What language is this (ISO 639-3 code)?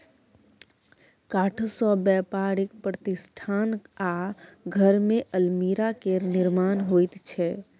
mai